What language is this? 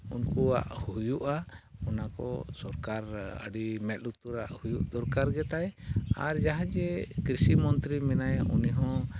Santali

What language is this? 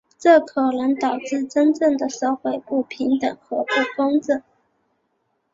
Chinese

